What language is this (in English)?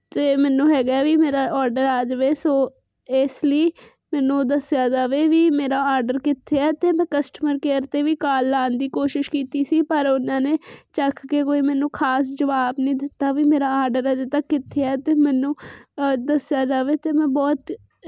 Punjabi